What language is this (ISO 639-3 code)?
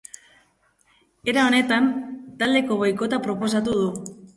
eus